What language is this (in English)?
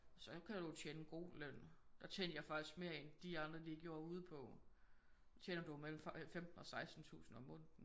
Danish